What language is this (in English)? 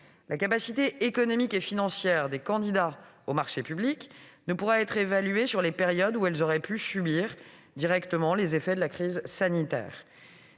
French